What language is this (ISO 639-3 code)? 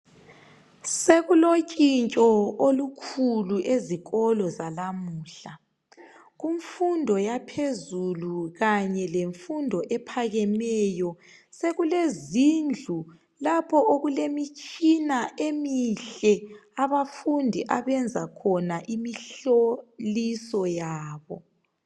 nde